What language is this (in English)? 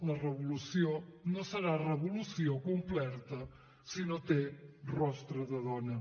Catalan